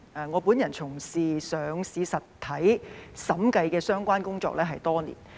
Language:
Cantonese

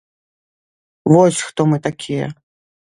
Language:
Belarusian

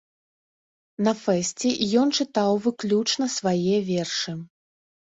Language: Belarusian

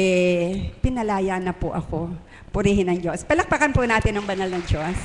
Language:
Filipino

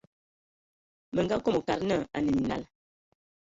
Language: Ewondo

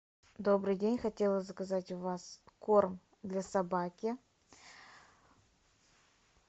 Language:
Russian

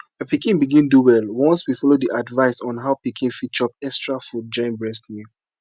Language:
Nigerian Pidgin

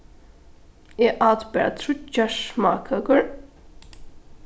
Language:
Faroese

